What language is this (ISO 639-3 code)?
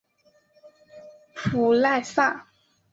zho